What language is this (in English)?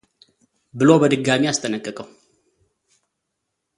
Amharic